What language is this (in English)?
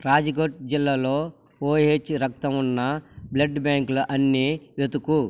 Telugu